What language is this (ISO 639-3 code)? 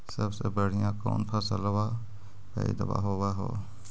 mag